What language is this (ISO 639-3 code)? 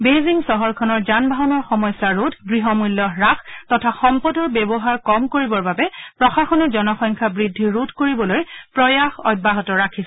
asm